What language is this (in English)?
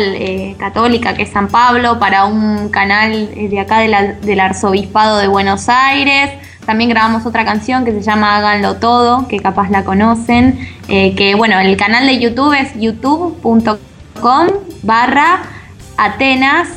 Spanish